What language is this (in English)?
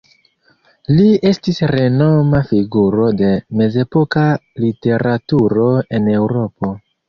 Esperanto